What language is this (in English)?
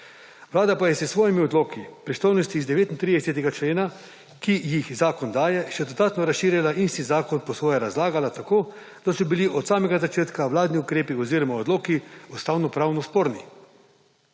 Slovenian